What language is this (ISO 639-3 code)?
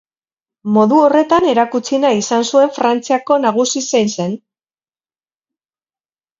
eus